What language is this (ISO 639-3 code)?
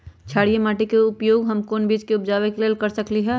mag